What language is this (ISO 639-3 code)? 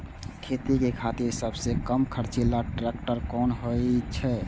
mai